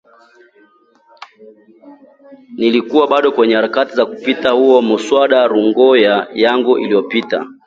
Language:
Swahili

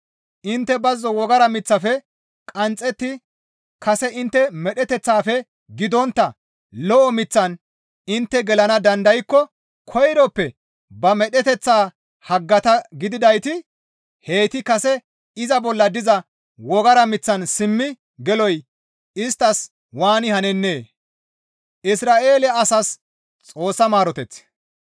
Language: Gamo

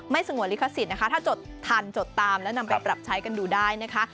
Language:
Thai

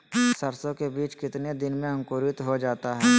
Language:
Magahi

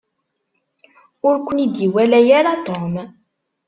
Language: Kabyle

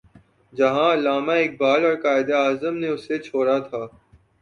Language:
Urdu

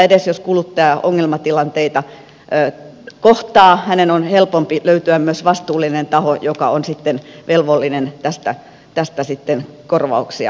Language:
Finnish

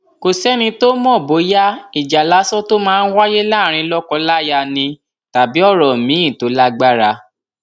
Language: Yoruba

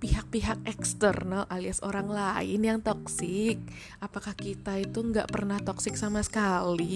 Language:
Indonesian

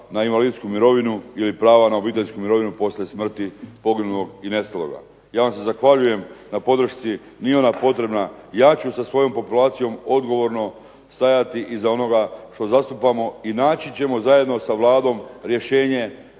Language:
Croatian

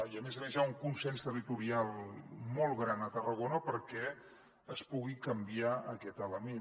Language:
Catalan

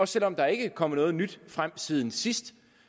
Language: Danish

